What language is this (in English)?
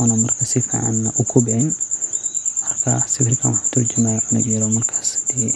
Somali